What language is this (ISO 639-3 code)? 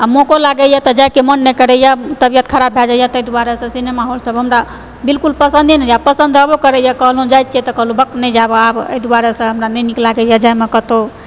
mai